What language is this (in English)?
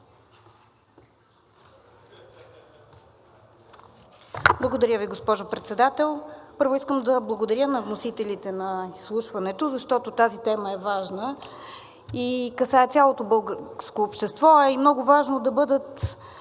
Bulgarian